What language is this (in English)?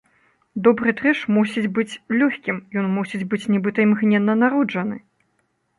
Belarusian